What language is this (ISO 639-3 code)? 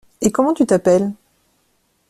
fra